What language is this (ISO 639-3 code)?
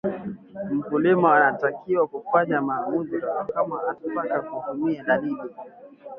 swa